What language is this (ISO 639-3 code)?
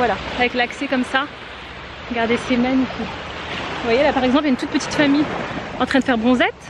fra